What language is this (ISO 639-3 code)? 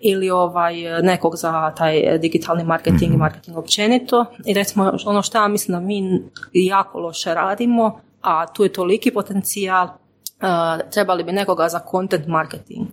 hrv